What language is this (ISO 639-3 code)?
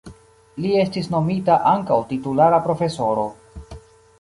epo